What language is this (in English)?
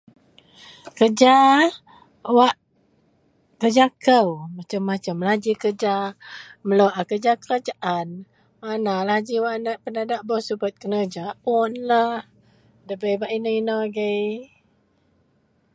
Central Melanau